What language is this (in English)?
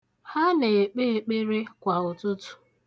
Igbo